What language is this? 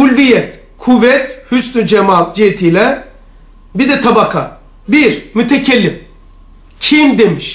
Turkish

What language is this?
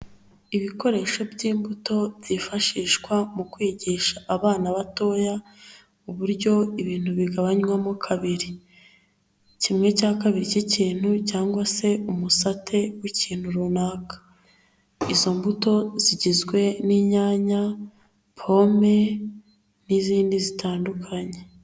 Kinyarwanda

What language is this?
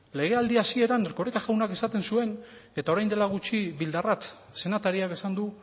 Basque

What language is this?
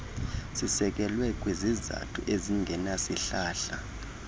Xhosa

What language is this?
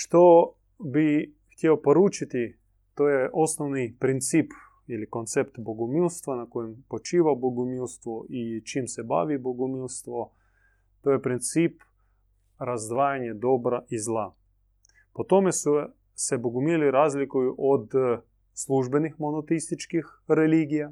Croatian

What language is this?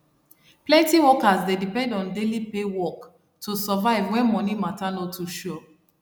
Nigerian Pidgin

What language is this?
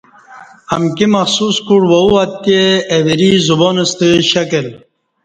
Kati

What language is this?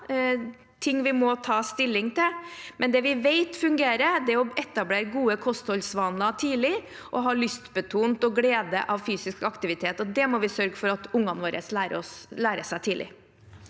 Norwegian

